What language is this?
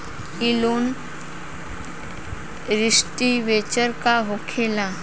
Bhojpuri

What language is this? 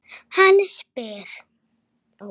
Icelandic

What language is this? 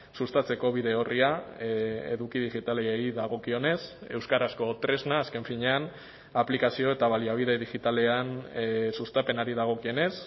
Basque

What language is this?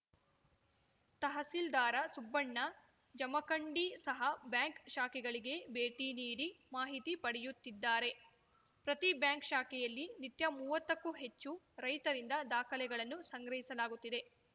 Kannada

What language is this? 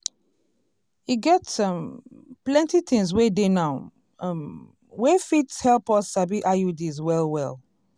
Nigerian Pidgin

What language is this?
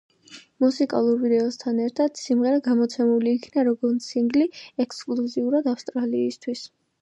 Georgian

